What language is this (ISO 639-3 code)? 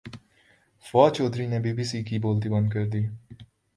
urd